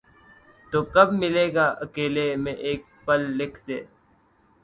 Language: Urdu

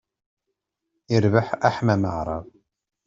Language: Kabyle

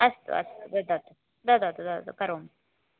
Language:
Sanskrit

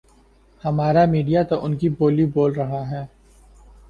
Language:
Urdu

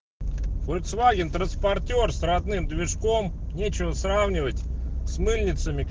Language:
Russian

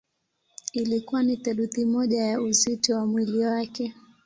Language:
Swahili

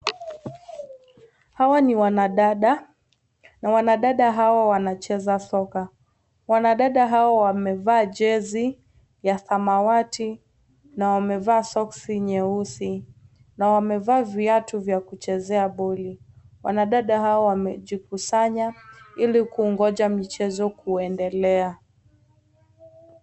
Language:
Swahili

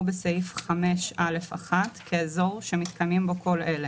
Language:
Hebrew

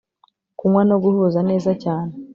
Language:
Kinyarwanda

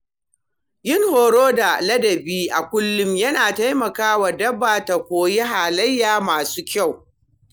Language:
Hausa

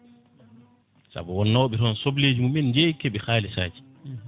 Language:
Fula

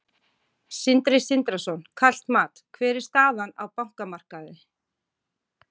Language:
Icelandic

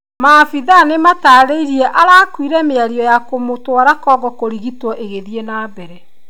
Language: Kikuyu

